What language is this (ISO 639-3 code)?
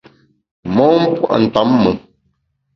bax